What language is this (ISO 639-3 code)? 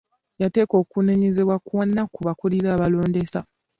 lug